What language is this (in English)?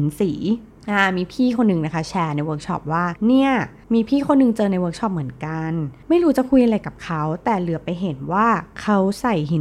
Thai